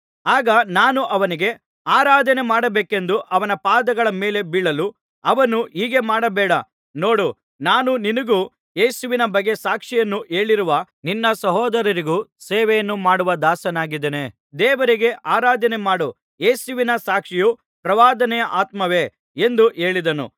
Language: Kannada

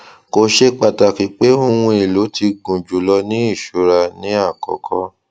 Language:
Yoruba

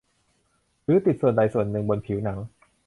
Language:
Thai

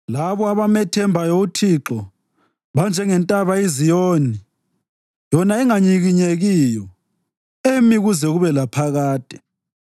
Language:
North Ndebele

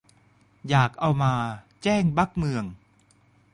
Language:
Thai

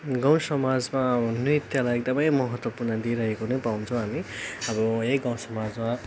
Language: Nepali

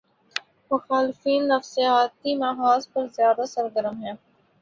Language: Urdu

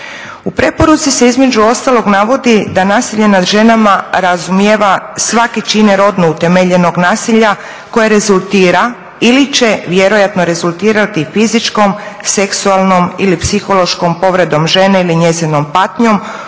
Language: Croatian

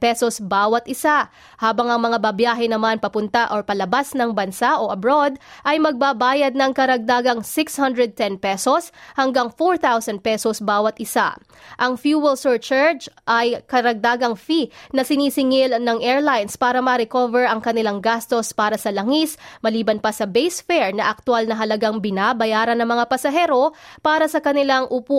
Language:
Filipino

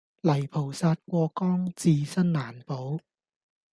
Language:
Cantonese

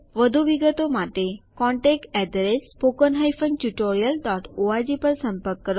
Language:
Gujarati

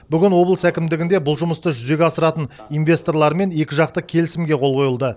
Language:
Kazakh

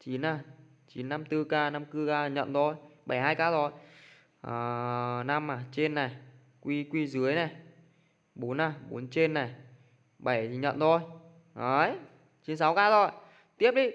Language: Vietnamese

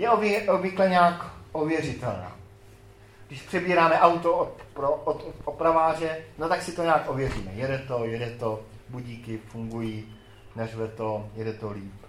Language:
Czech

